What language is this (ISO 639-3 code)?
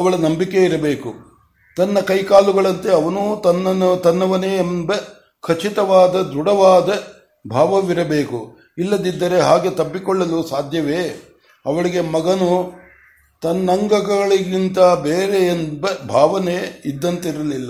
kan